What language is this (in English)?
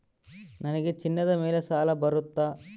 Kannada